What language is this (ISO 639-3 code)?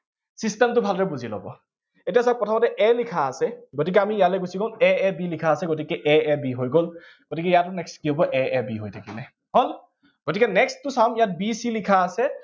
asm